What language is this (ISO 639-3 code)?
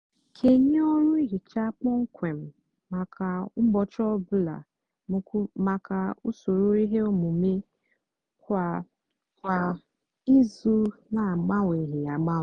ibo